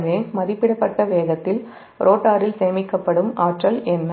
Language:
Tamil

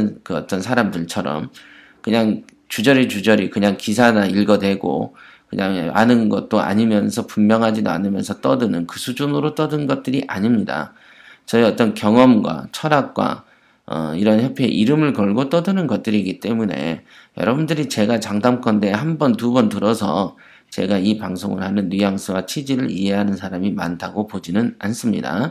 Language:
Korean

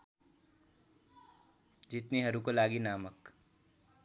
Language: Nepali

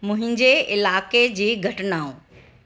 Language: Sindhi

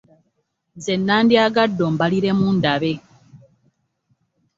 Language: Ganda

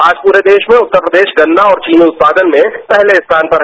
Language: Hindi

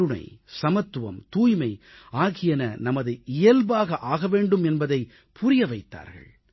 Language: Tamil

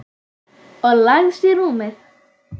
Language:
Icelandic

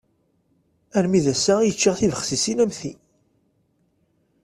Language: Kabyle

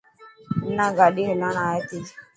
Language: Dhatki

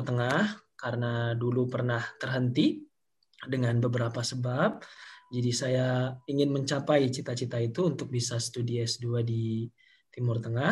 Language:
Indonesian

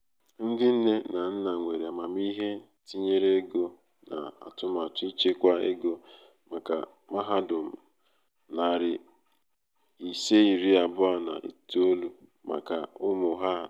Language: Igbo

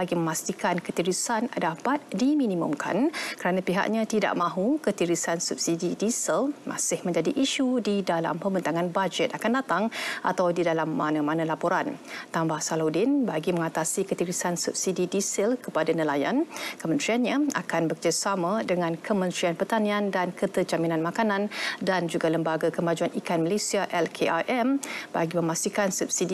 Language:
Malay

